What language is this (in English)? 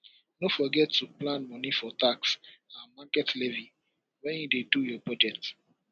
Nigerian Pidgin